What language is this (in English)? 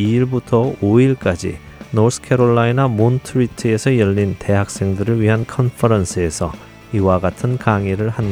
Korean